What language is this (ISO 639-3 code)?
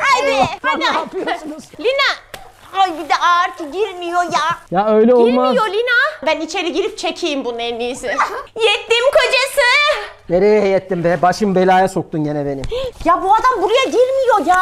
tur